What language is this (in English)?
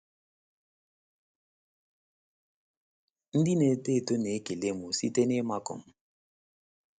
Igbo